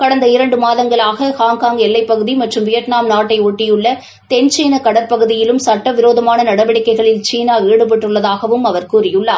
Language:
Tamil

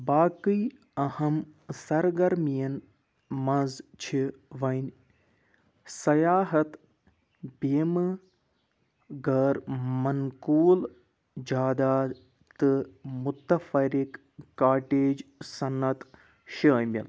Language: Kashmiri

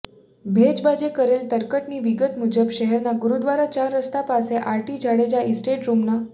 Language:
Gujarati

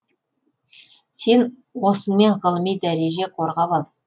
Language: Kazakh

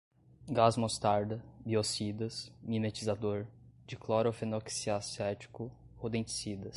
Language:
Portuguese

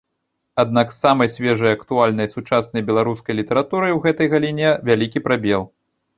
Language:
Belarusian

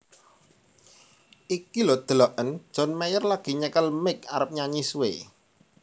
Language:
Javanese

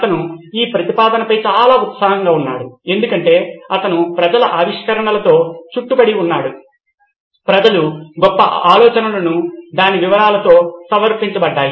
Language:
Telugu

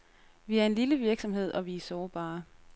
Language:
Danish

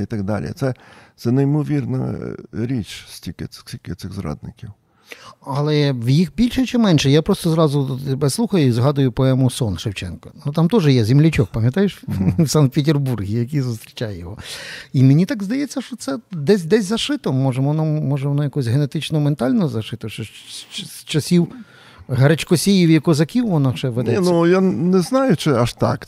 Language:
Ukrainian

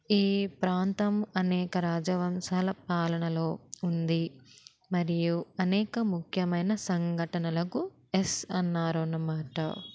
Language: Telugu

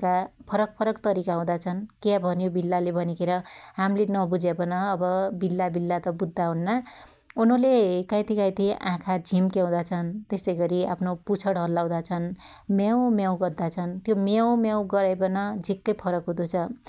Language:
Dotyali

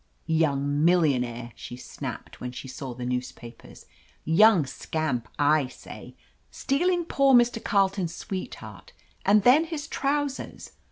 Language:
English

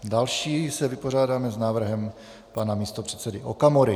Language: Czech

